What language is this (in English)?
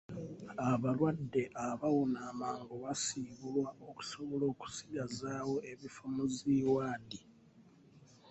Ganda